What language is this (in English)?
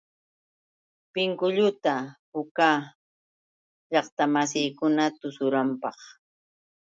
Yauyos Quechua